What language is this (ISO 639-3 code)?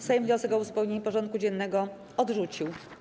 pol